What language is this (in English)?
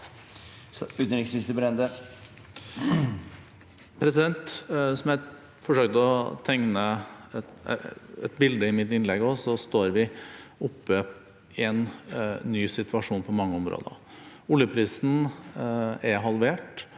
Norwegian